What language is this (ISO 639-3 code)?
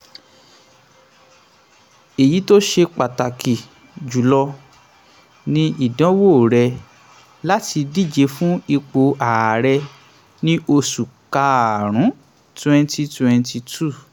yor